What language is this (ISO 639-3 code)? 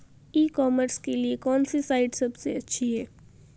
hin